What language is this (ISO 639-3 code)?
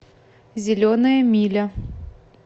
rus